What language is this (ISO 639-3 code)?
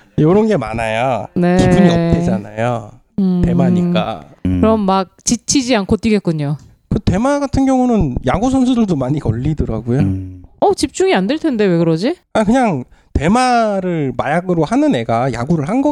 kor